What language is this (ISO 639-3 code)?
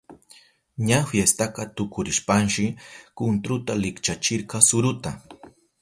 qup